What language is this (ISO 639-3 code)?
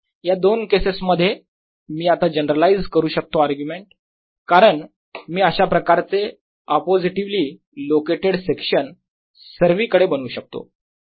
mar